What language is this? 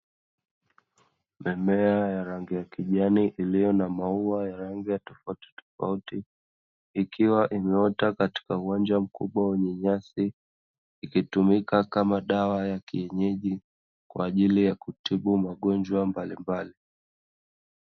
Swahili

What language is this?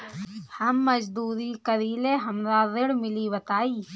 Bhojpuri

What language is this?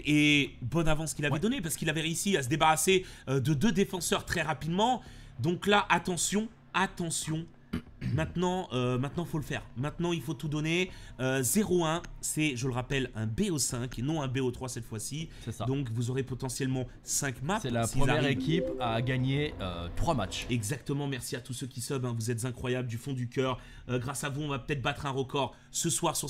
French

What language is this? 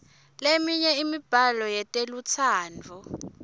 Swati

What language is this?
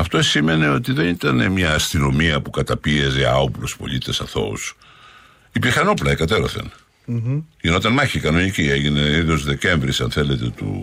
Greek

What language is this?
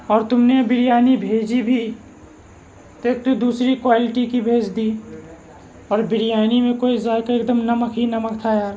Urdu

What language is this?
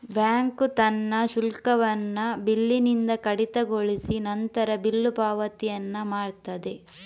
Kannada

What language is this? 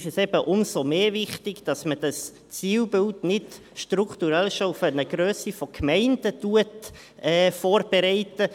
Swiss German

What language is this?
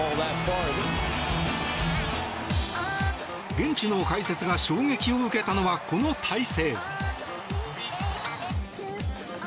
Japanese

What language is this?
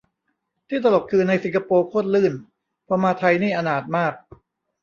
Thai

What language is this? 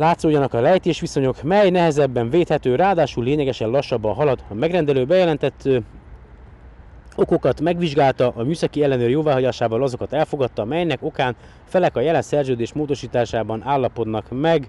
Hungarian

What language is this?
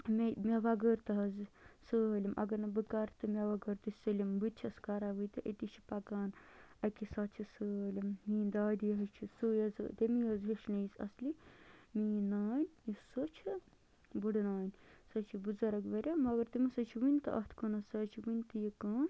Kashmiri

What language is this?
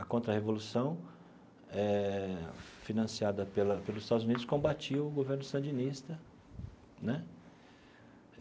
Portuguese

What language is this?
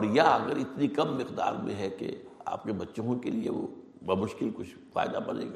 Urdu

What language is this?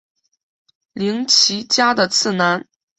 Chinese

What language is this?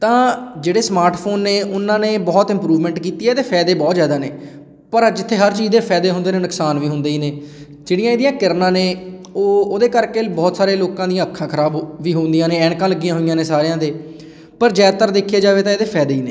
Punjabi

